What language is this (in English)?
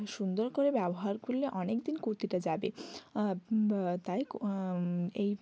Bangla